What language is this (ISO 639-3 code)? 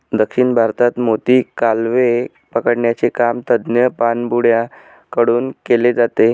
mar